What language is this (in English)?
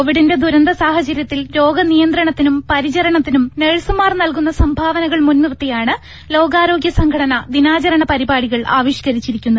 Malayalam